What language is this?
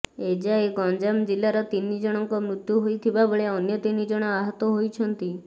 Odia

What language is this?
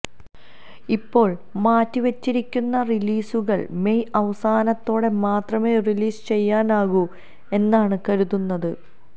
Malayalam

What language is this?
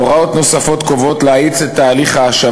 Hebrew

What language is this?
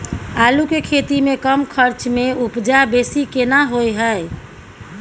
Maithili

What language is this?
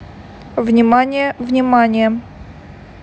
Russian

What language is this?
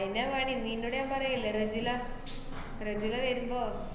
Malayalam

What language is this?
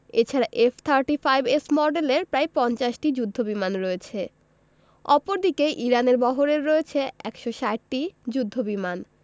Bangla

